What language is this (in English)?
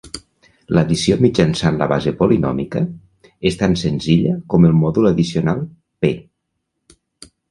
Catalan